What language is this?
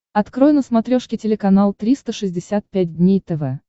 Russian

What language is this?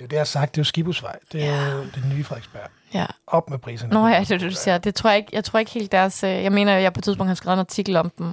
Danish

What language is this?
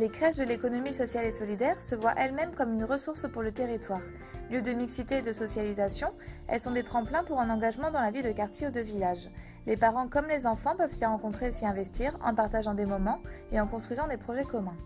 French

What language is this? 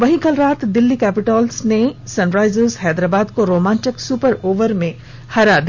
Hindi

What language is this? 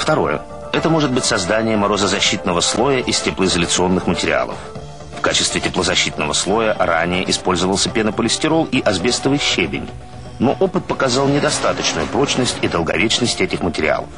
Russian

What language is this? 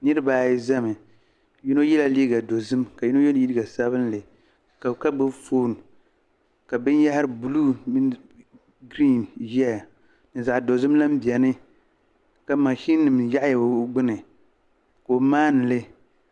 Dagbani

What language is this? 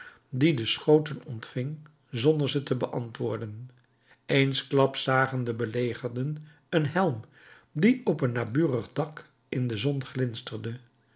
Dutch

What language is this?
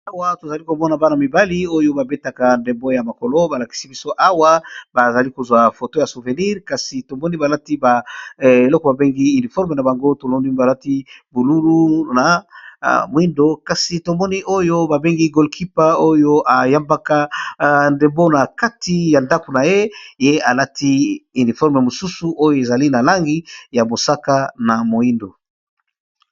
Lingala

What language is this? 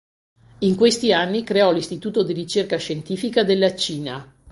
Italian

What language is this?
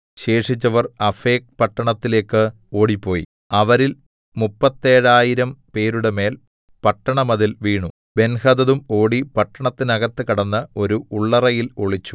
Malayalam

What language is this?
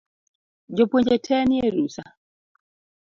Luo (Kenya and Tanzania)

